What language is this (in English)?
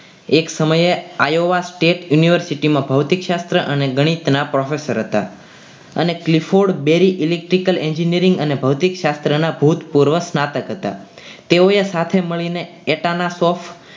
Gujarati